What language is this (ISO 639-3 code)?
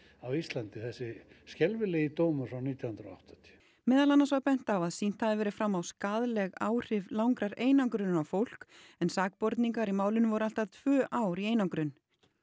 isl